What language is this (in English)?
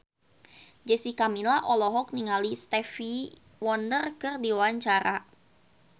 Sundanese